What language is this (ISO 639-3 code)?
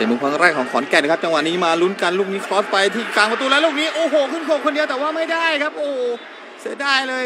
tha